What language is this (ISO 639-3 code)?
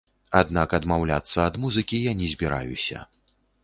bel